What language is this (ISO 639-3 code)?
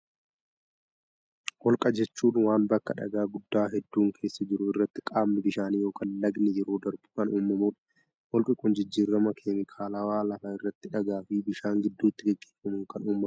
orm